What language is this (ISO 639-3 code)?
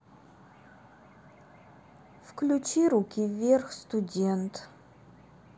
rus